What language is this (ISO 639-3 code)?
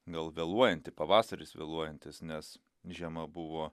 lit